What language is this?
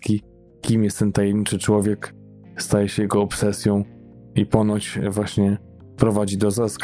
Polish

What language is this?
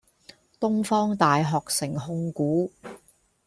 Cantonese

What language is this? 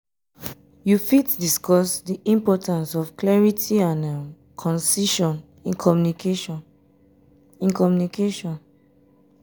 Nigerian Pidgin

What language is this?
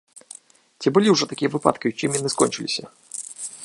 Belarusian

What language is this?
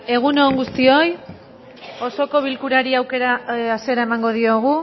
Basque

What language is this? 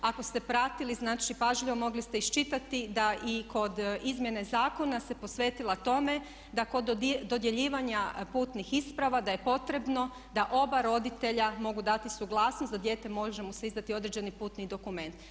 Croatian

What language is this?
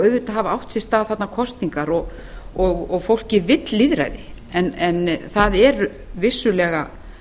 Icelandic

